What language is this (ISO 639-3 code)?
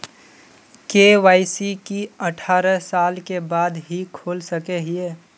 mag